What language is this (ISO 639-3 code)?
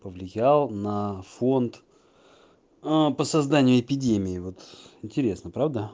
rus